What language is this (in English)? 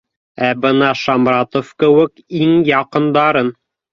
Bashkir